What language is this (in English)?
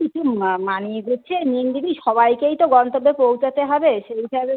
Bangla